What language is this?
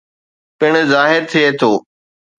Sindhi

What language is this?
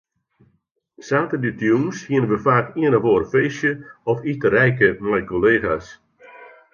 Western Frisian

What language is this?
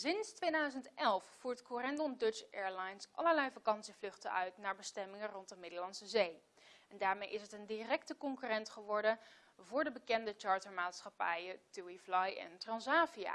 Dutch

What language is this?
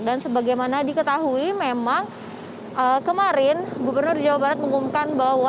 Indonesian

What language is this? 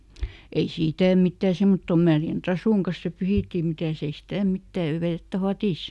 Finnish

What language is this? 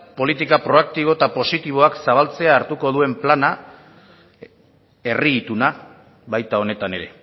Basque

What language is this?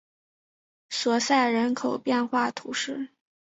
Chinese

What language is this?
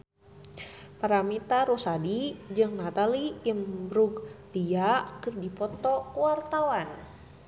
Sundanese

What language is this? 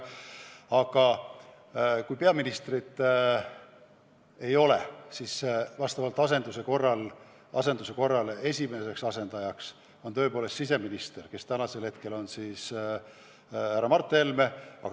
Estonian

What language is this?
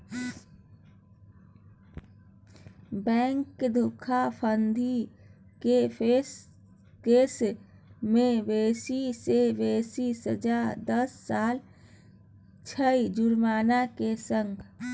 Maithili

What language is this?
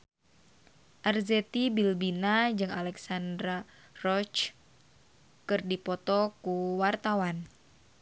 Sundanese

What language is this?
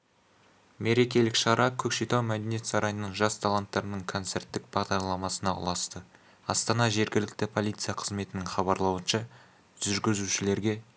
Kazakh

